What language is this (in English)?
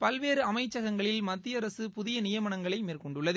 Tamil